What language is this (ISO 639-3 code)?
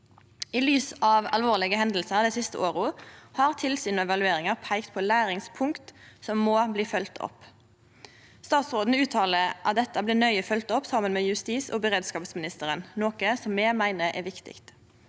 nor